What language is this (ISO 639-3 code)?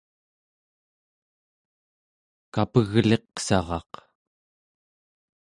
esu